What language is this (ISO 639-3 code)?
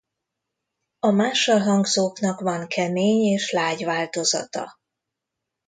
hun